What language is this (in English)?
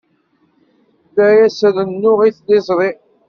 Kabyle